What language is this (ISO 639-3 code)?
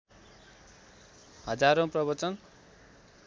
nep